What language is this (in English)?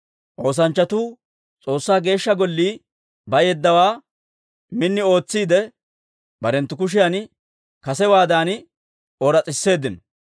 Dawro